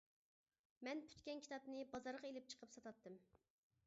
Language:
Uyghur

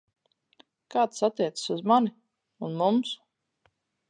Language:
Latvian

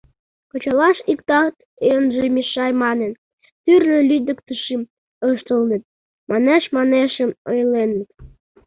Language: Mari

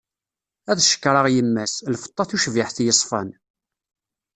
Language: Kabyle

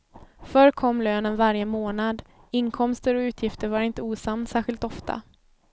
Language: Swedish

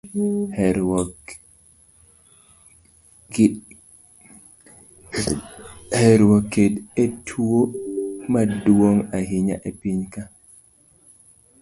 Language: Luo (Kenya and Tanzania)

